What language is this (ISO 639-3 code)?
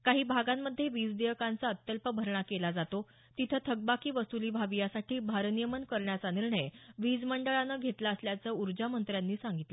mar